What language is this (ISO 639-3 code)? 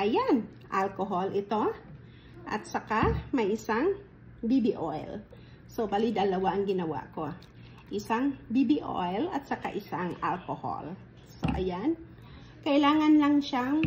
fil